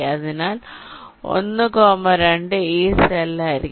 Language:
Malayalam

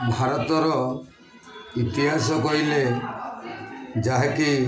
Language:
Odia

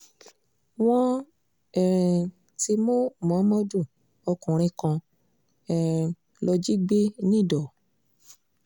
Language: Yoruba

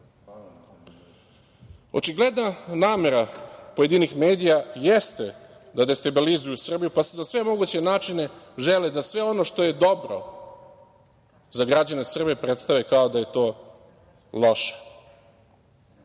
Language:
Serbian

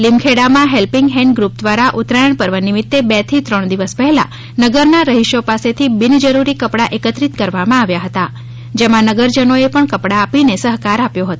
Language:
Gujarati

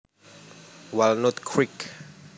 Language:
Javanese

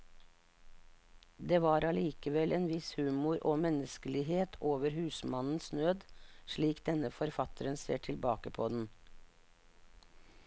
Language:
Norwegian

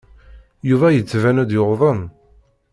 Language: Kabyle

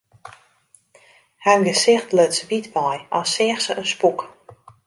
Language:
Western Frisian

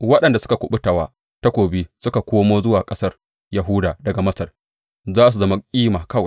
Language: Hausa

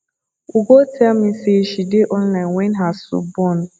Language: Nigerian Pidgin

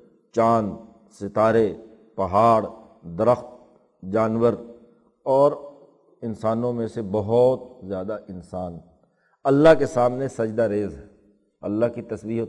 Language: Urdu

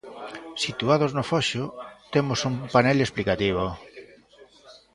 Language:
Galician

